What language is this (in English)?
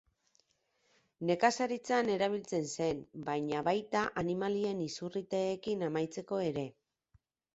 Basque